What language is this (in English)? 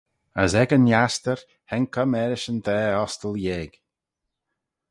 Manx